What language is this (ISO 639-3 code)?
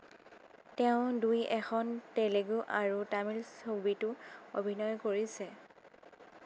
asm